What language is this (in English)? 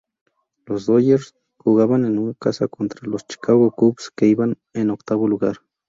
Spanish